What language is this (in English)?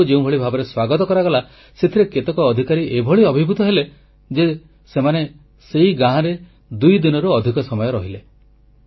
Odia